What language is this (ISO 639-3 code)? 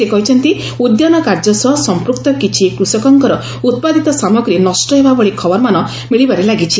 ori